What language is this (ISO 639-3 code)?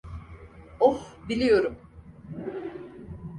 tur